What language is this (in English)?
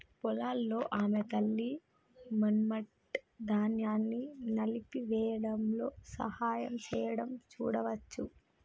Telugu